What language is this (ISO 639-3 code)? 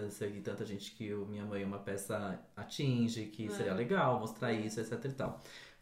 por